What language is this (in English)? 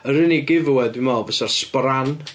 Welsh